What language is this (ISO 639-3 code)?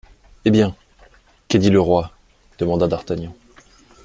fra